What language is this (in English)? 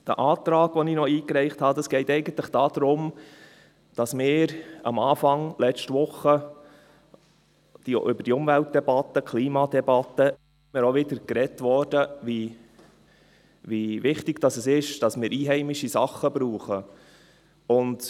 Swiss German